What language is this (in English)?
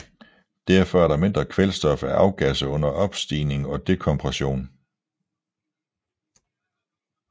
Danish